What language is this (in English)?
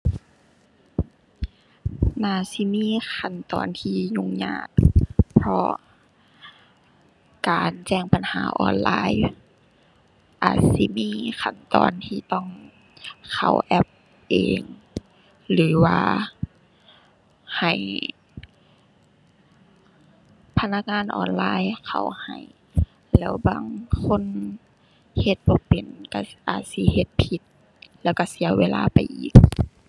Thai